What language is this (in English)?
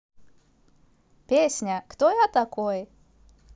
Russian